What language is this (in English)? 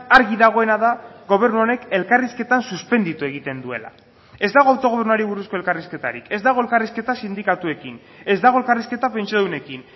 Basque